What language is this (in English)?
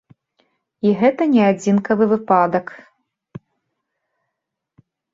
Belarusian